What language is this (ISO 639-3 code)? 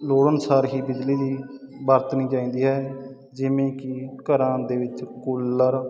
pan